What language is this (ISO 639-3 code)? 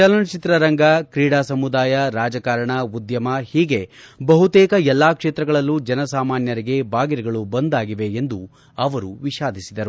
kan